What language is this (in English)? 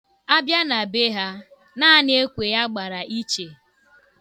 Igbo